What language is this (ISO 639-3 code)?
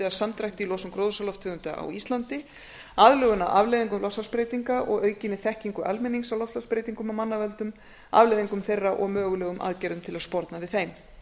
isl